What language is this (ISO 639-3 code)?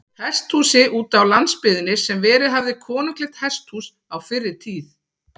isl